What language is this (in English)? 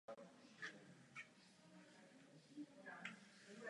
Czech